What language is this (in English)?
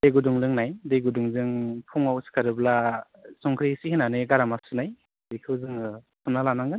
Bodo